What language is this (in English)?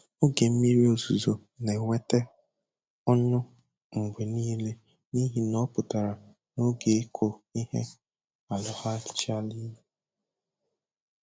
Igbo